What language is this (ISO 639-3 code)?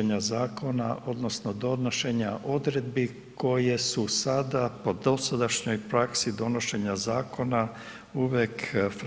hrv